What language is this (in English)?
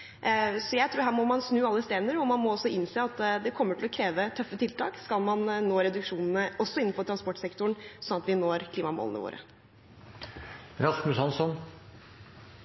Norwegian Bokmål